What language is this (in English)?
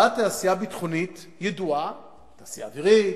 Hebrew